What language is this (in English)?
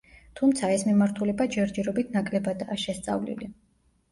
Georgian